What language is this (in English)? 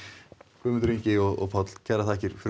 Icelandic